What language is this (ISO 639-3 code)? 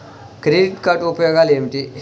tel